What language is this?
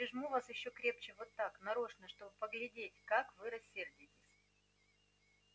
Russian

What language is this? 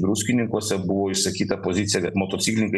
Lithuanian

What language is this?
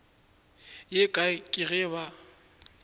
Northern Sotho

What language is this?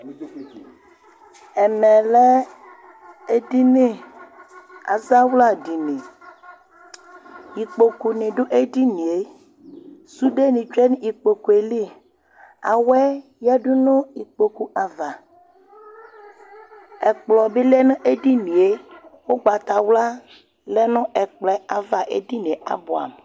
Ikposo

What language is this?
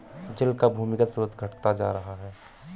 Hindi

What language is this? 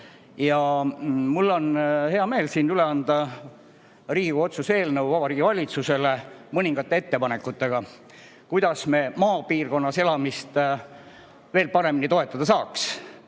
Estonian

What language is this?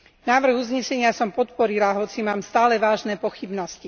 Slovak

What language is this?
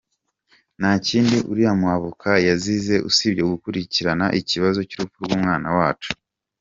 Kinyarwanda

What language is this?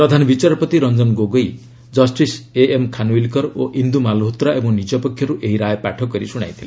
Odia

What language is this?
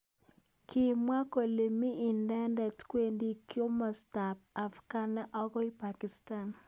Kalenjin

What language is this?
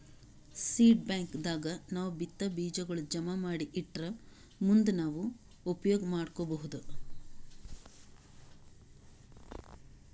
Kannada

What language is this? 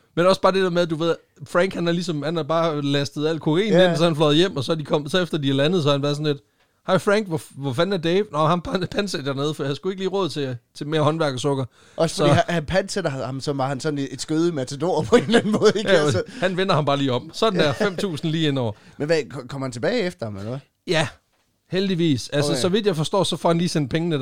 Danish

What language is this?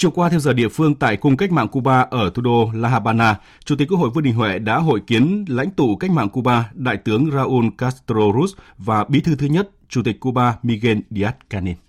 Vietnamese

